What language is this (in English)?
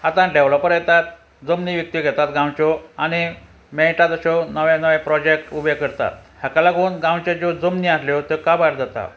Konkani